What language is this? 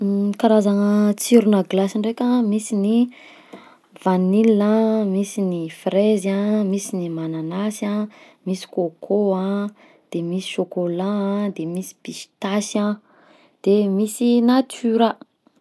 Southern Betsimisaraka Malagasy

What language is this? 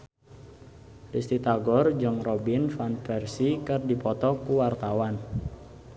Sundanese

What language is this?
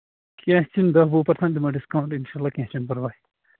Kashmiri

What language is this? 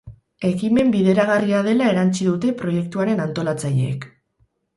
Basque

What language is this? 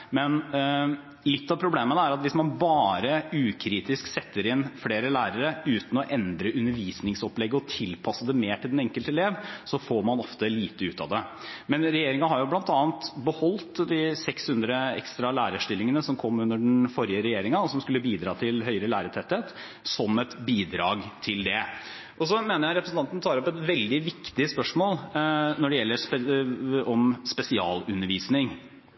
Norwegian Bokmål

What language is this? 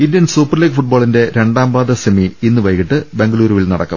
Malayalam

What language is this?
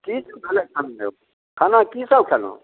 Maithili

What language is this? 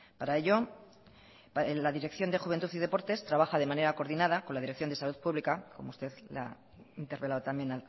Spanish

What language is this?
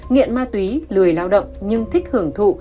Vietnamese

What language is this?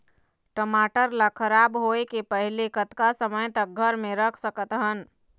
Chhattisgarhi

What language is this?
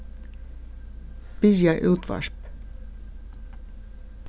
Faroese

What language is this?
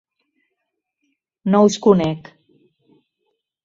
Catalan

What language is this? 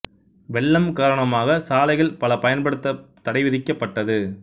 Tamil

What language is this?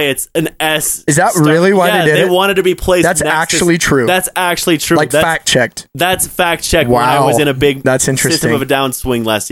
English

